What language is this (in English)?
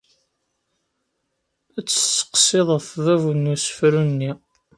Kabyle